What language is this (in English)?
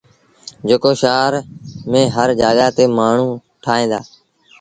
Sindhi Bhil